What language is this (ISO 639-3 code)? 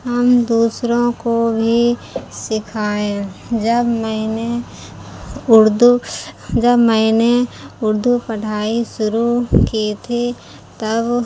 urd